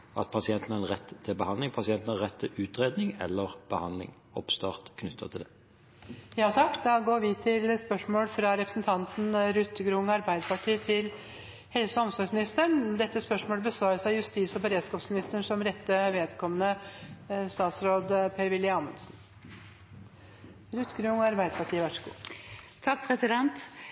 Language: Norwegian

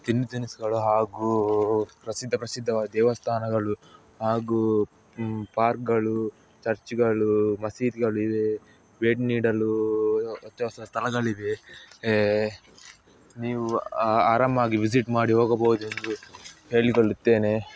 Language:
Kannada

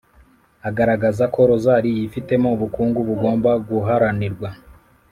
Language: Kinyarwanda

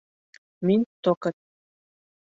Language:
Bashkir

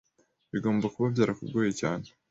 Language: Kinyarwanda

